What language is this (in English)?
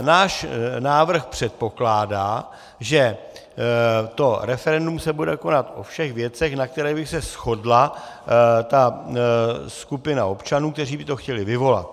Czech